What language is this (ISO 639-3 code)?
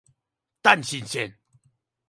zho